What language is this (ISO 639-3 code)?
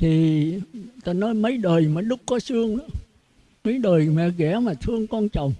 vie